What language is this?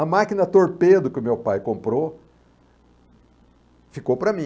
Portuguese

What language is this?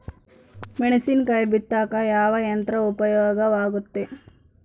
Kannada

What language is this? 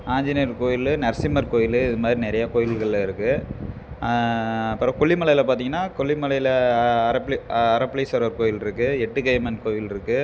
Tamil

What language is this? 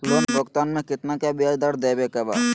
Magahi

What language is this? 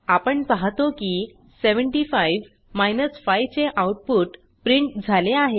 Marathi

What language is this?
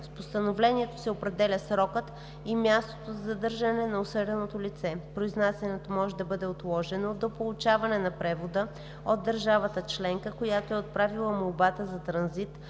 Bulgarian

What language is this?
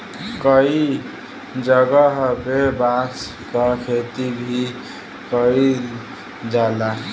Bhojpuri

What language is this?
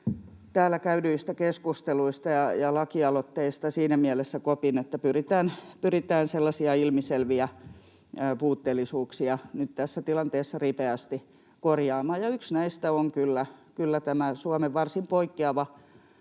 Finnish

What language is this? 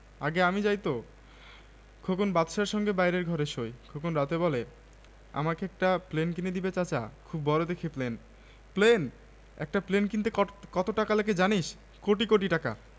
Bangla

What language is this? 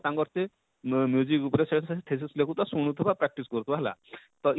Odia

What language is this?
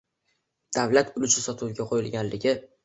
Uzbek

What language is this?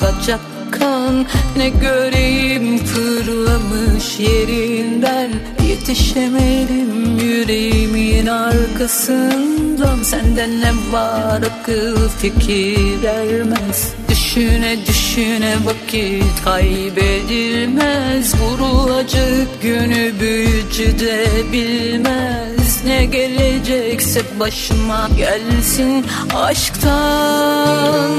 Turkish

